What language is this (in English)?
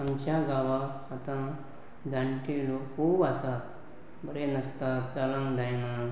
Konkani